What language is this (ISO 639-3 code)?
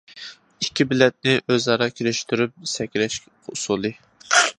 uig